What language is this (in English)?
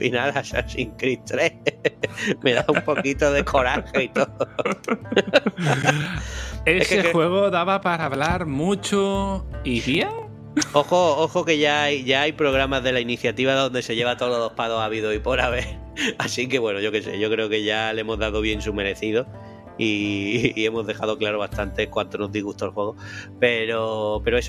Spanish